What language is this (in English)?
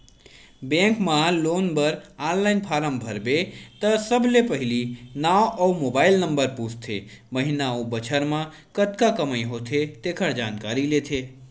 Chhattisgarhi